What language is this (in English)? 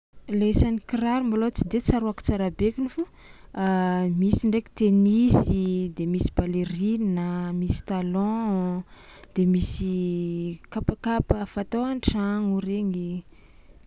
Tsimihety Malagasy